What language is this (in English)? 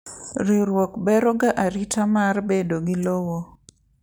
Luo (Kenya and Tanzania)